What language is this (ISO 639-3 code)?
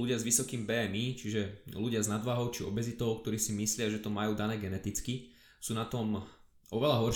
slk